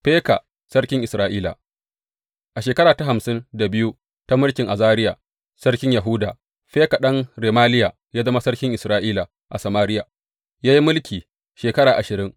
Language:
Hausa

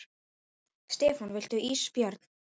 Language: Icelandic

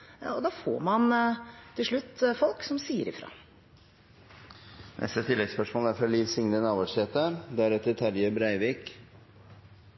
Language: Norwegian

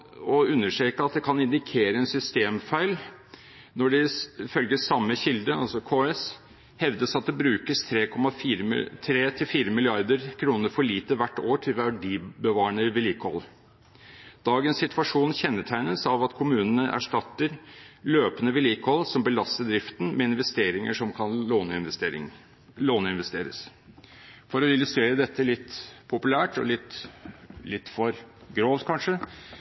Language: Norwegian Bokmål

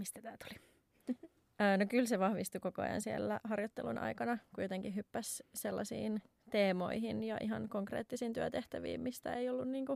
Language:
Finnish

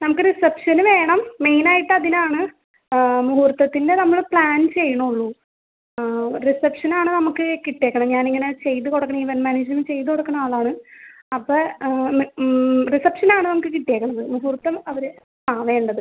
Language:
Malayalam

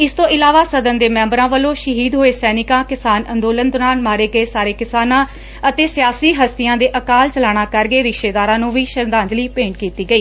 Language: Punjabi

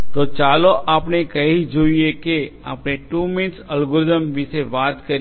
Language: Gujarati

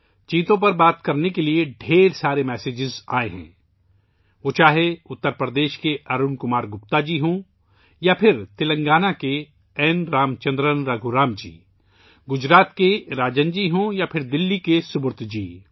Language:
Urdu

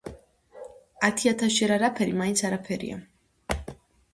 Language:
Georgian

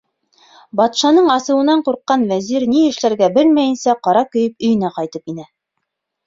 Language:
Bashkir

